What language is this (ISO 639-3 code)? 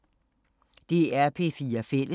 dan